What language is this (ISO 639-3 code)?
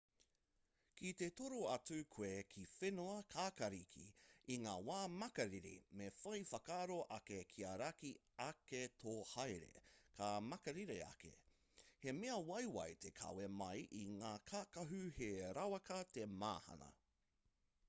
mri